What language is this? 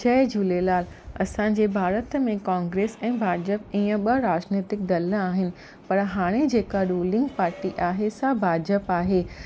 Sindhi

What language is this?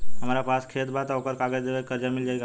Bhojpuri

